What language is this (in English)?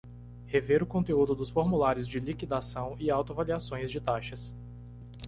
Portuguese